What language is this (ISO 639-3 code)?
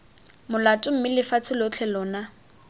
tsn